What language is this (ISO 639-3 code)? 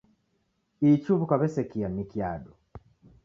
dav